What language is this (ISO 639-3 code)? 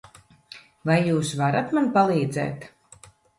lav